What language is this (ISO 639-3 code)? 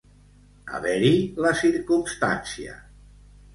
cat